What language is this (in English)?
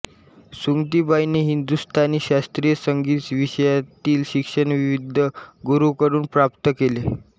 Marathi